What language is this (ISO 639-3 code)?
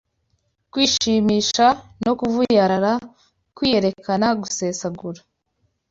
kin